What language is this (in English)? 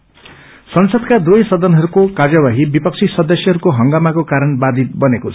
Nepali